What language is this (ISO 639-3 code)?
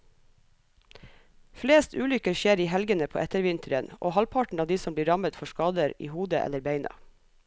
nor